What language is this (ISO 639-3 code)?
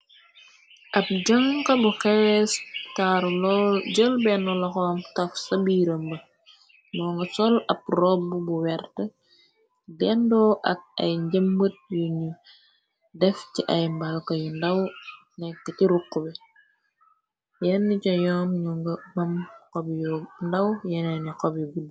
wol